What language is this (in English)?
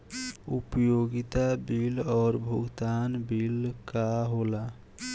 Bhojpuri